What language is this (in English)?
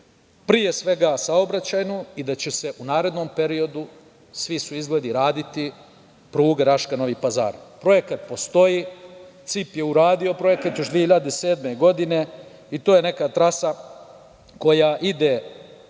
Serbian